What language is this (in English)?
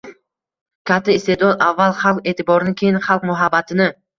Uzbek